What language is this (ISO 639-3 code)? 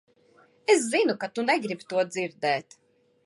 lav